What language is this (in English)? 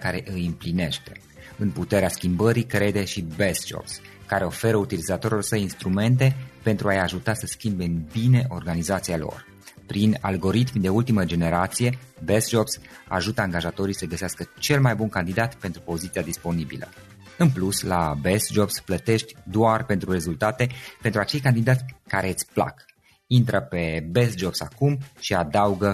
Romanian